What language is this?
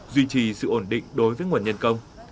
Vietnamese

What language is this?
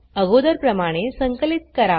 Marathi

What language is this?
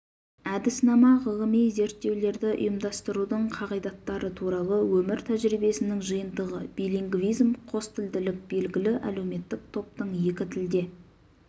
Kazakh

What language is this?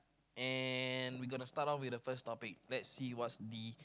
English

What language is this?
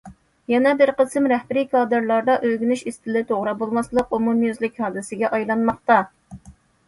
Uyghur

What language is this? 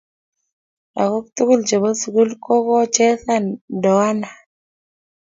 Kalenjin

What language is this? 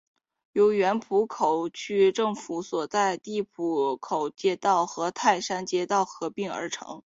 Chinese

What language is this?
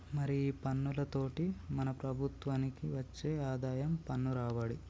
Telugu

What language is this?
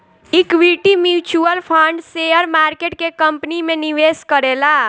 Bhojpuri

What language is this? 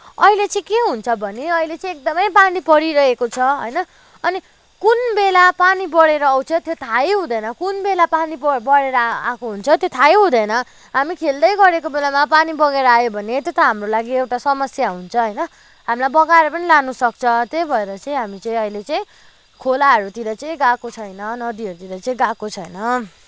Nepali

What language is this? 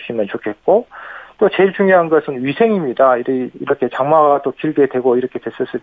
Korean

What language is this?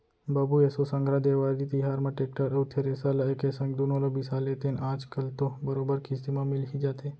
Chhattisgarhi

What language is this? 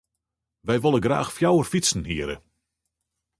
Western Frisian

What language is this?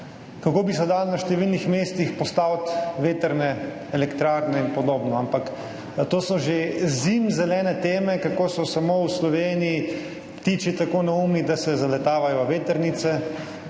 Slovenian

